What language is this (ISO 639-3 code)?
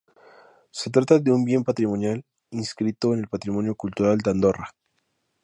spa